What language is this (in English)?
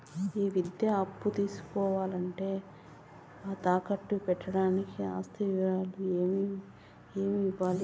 Telugu